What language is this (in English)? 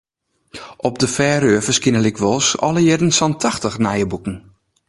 Western Frisian